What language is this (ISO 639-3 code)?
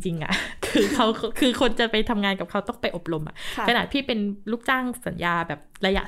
tha